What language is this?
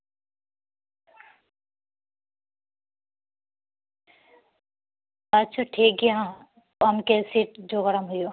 Santali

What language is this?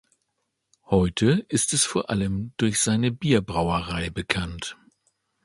German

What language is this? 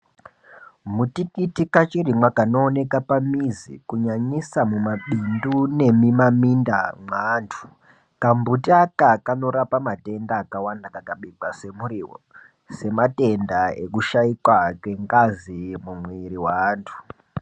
Ndau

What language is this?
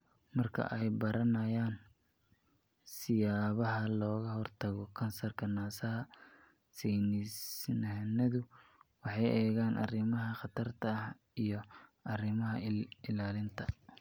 Somali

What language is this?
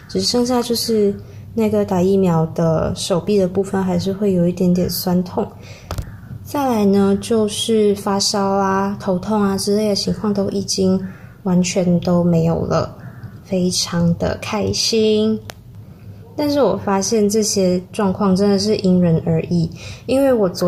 Chinese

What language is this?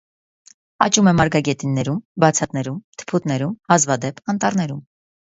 Armenian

